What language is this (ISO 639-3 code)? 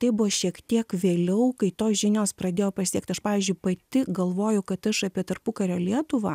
lit